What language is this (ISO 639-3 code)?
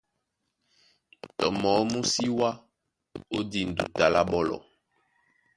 dua